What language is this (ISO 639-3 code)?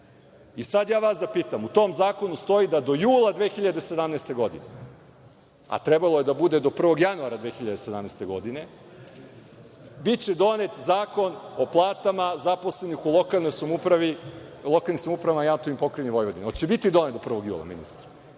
srp